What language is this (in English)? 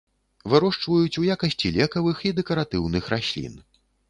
Belarusian